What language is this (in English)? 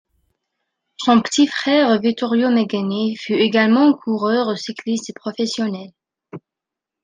French